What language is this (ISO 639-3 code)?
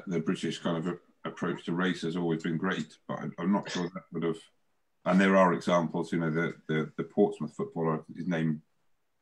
eng